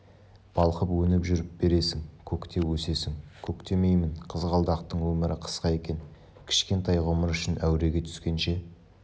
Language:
Kazakh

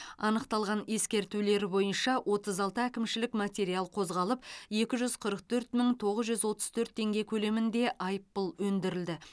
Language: Kazakh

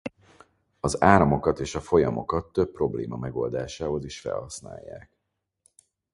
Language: Hungarian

